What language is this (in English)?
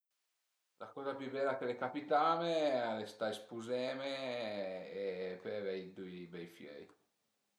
Piedmontese